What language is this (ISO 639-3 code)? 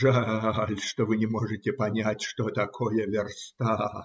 rus